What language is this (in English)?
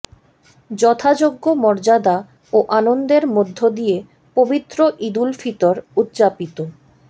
Bangla